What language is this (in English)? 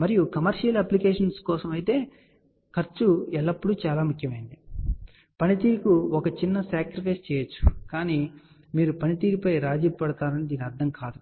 Telugu